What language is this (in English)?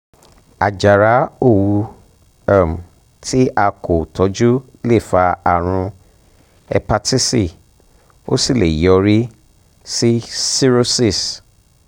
Yoruba